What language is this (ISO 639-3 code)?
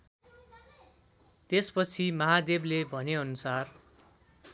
nep